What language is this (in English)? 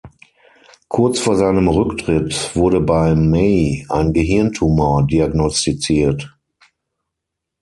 German